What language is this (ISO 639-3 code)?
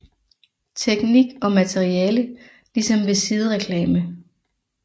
dan